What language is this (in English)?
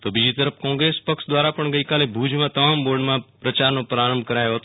Gujarati